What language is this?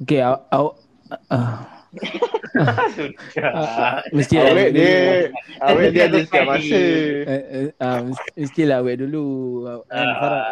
Malay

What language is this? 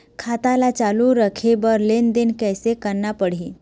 Chhattisgarhi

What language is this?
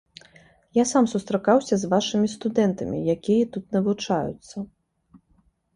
Belarusian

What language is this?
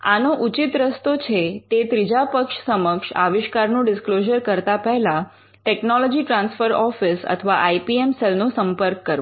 Gujarati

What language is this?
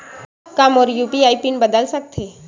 Chhattisgarhi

